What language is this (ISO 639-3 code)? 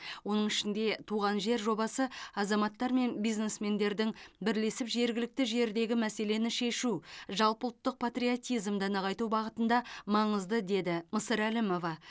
kaz